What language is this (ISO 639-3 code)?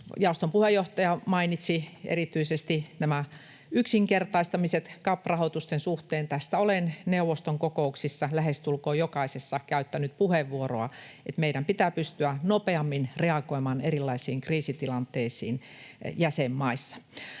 fin